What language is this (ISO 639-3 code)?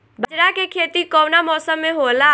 bho